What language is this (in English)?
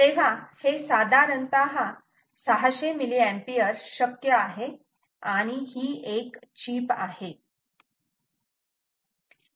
Marathi